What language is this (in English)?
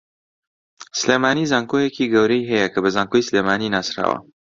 Central Kurdish